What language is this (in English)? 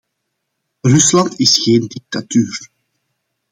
Dutch